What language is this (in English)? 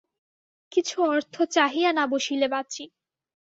Bangla